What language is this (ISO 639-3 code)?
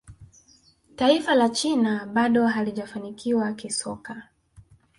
swa